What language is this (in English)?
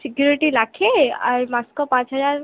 Odia